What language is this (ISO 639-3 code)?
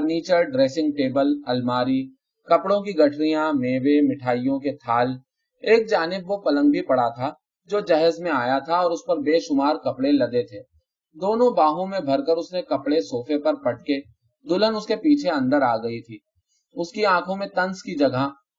urd